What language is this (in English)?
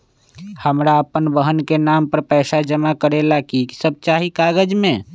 Magahi